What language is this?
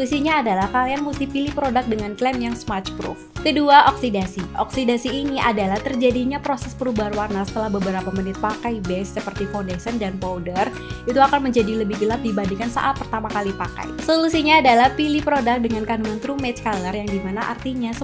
Indonesian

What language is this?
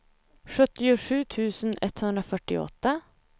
Swedish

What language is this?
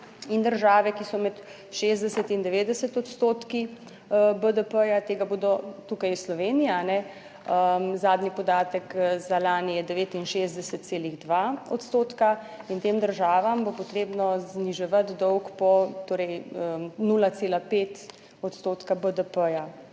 Slovenian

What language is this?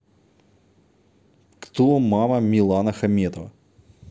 Russian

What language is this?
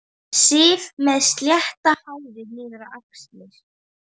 Icelandic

